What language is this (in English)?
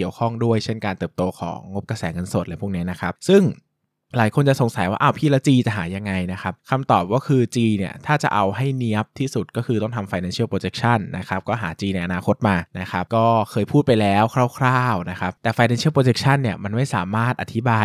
Thai